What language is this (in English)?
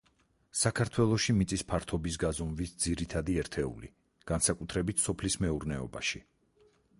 Georgian